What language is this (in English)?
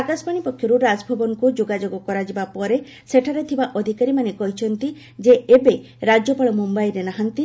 Odia